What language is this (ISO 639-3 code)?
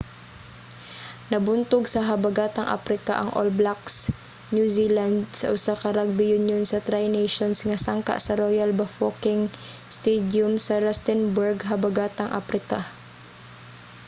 ceb